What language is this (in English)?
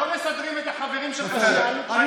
Hebrew